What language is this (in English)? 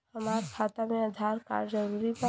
Bhojpuri